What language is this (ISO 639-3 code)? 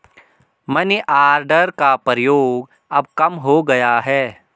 hin